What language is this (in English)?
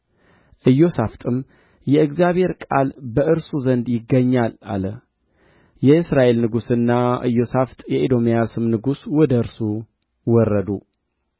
Amharic